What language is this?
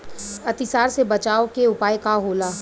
Bhojpuri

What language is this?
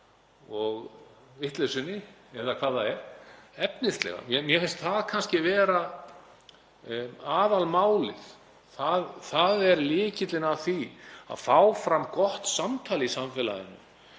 Icelandic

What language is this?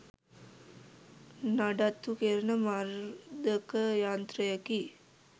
Sinhala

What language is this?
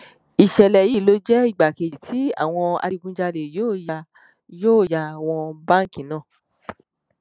Yoruba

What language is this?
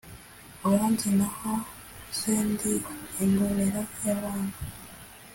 Kinyarwanda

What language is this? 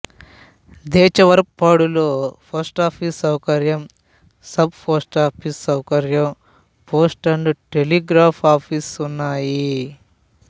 Telugu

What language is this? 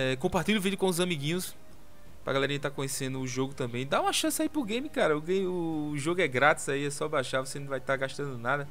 Portuguese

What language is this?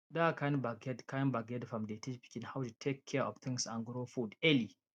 Nigerian Pidgin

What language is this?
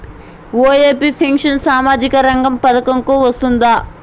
Telugu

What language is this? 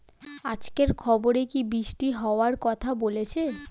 Bangla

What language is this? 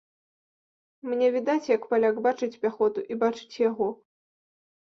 Belarusian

